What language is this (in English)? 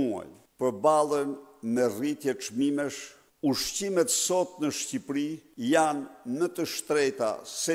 Romanian